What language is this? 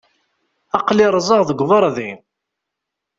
Kabyle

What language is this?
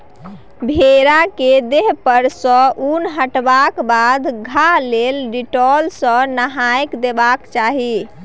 Maithili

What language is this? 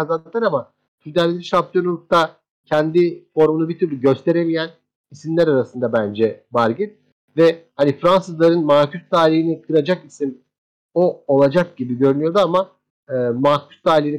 Turkish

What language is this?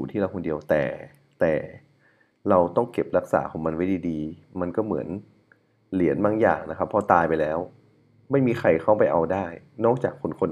Thai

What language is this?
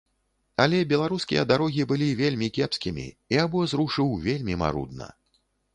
Belarusian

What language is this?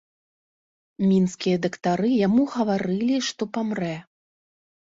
Belarusian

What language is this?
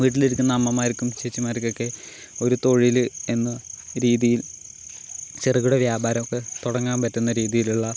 Malayalam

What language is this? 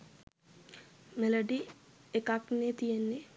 Sinhala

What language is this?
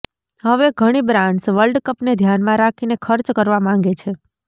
Gujarati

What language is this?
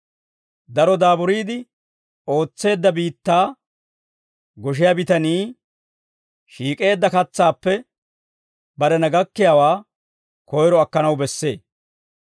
Dawro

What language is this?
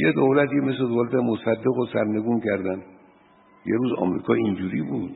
Persian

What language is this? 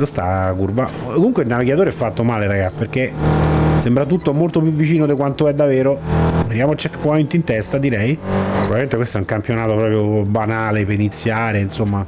Italian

